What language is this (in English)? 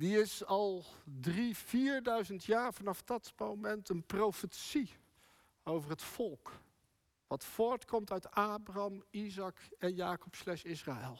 Dutch